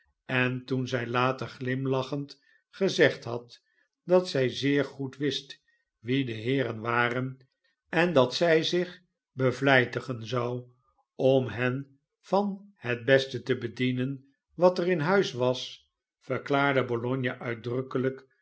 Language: Dutch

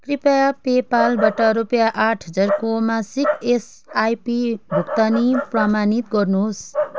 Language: Nepali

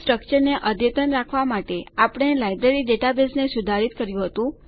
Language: Gujarati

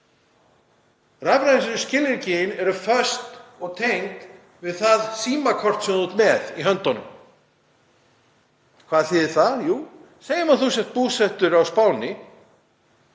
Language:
Icelandic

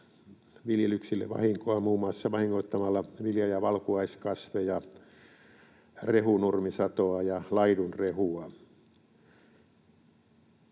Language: Finnish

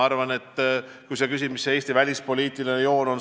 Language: Estonian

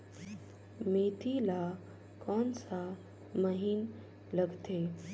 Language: Chhattisgarhi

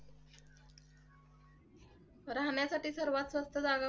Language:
Marathi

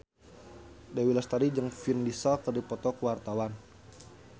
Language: Sundanese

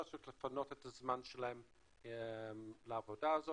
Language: Hebrew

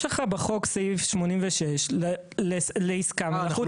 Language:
Hebrew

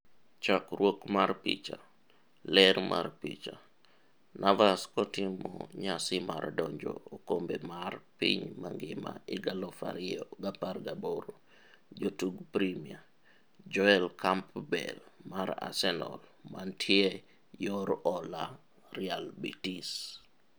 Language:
Luo (Kenya and Tanzania)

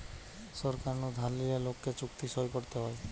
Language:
Bangla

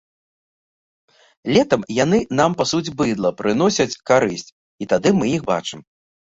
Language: Belarusian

